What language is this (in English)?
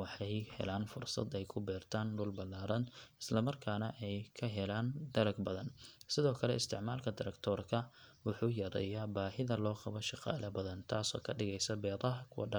Somali